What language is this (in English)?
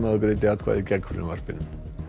Icelandic